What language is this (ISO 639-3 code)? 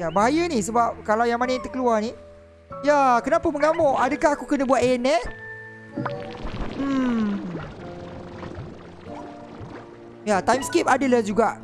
msa